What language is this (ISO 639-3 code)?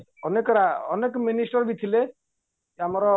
ori